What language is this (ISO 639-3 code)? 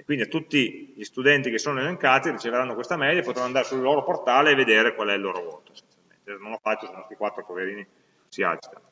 ita